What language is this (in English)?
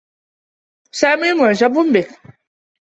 Arabic